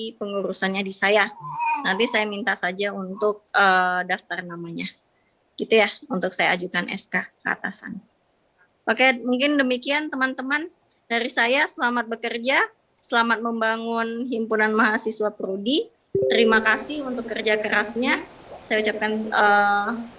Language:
Indonesian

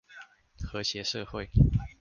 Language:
Chinese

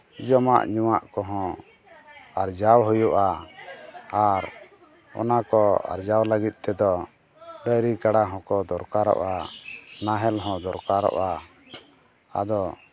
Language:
Santali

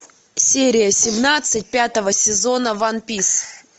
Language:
Russian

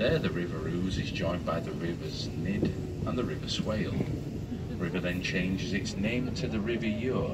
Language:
English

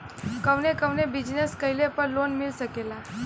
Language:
Bhojpuri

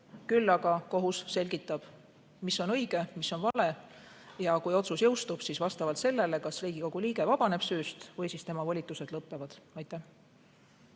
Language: Estonian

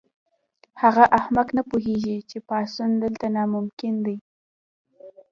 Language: Pashto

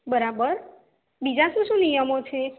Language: Gujarati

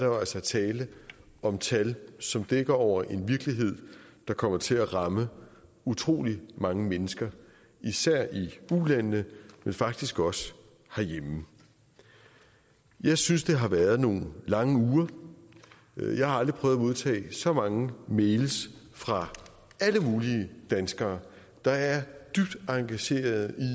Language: Danish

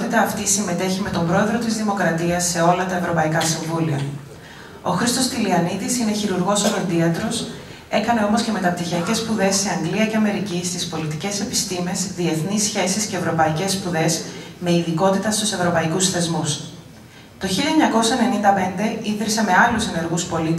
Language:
Greek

